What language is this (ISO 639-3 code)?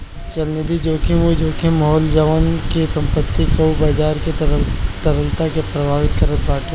bho